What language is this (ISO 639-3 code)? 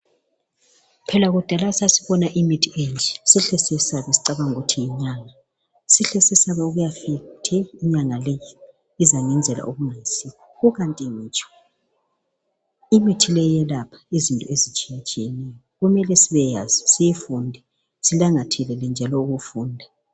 nde